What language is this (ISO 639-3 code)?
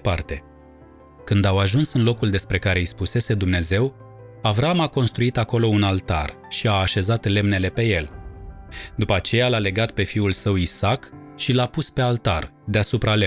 ron